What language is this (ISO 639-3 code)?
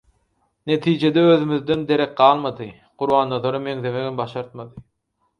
tuk